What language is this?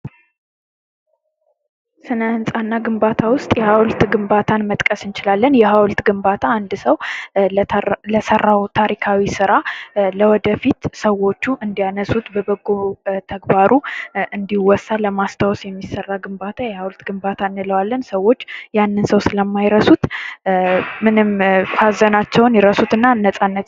Amharic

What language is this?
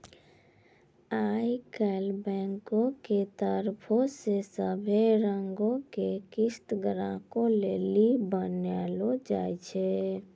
Maithili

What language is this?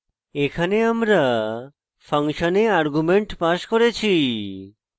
Bangla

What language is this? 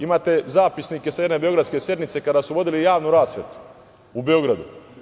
Serbian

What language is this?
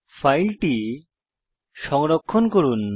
Bangla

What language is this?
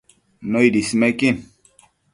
Matsés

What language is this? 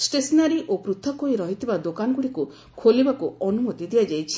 Odia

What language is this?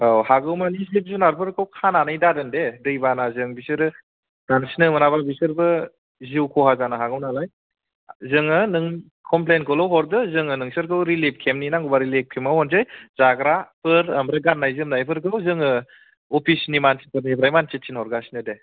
Bodo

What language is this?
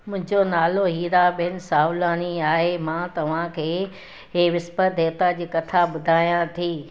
Sindhi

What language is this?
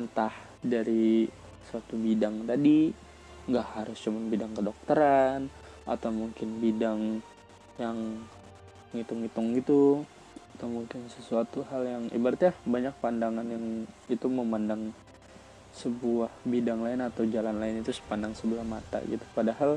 Indonesian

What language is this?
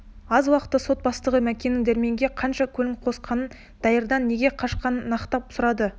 Kazakh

